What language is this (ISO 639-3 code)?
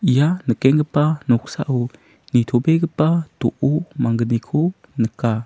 grt